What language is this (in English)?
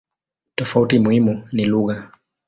Swahili